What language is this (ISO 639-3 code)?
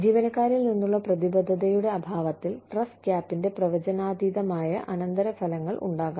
mal